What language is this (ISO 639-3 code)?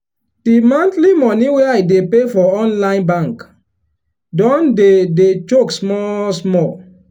pcm